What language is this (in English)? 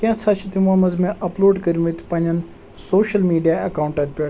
Kashmiri